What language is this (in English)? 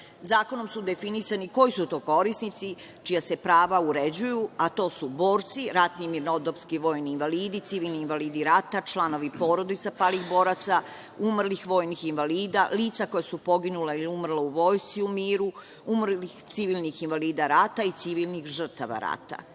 Serbian